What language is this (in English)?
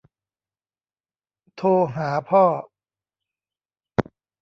Thai